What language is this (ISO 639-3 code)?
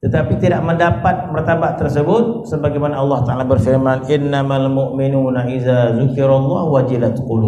msa